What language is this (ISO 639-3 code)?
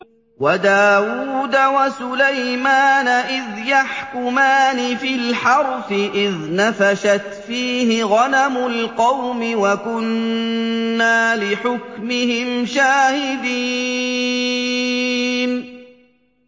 ara